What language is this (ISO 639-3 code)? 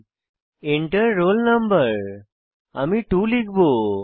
ben